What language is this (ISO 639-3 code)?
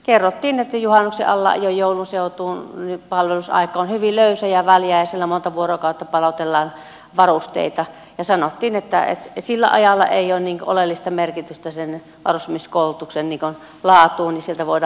fin